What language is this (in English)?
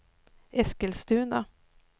Swedish